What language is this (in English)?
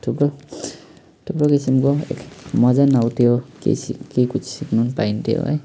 Nepali